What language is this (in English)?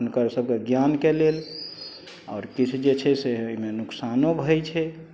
Maithili